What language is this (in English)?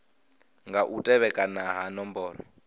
Venda